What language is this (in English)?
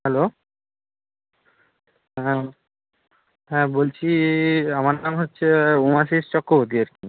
Bangla